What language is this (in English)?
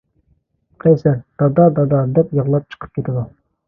Uyghur